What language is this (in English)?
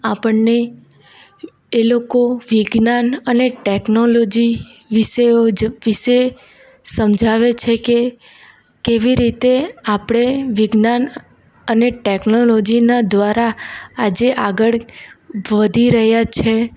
Gujarati